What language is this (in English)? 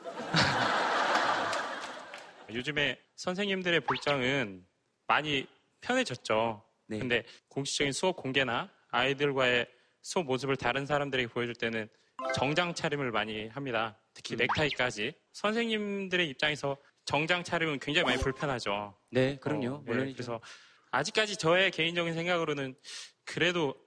Korean